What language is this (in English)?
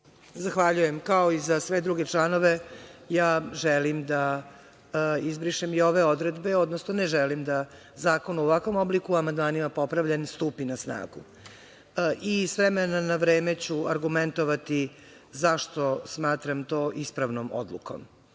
Serbian